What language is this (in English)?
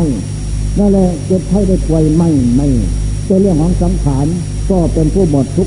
Thai